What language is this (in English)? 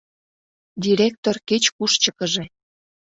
Mari